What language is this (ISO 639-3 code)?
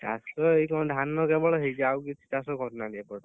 ori